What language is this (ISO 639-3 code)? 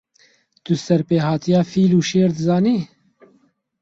kur